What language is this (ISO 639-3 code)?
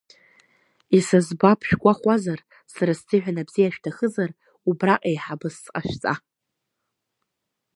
abk